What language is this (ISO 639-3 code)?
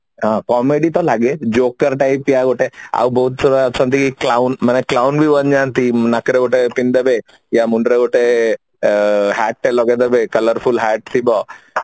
ori